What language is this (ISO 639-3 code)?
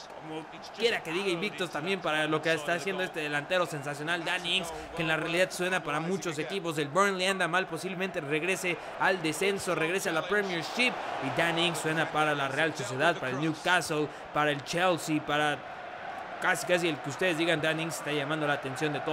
spa